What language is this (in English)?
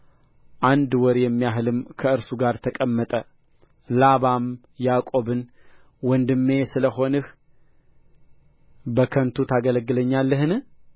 Amharic